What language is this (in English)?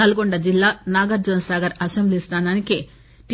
Telugu